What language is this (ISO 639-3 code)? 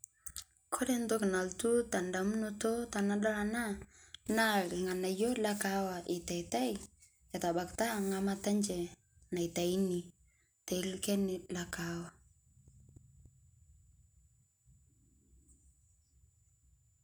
mas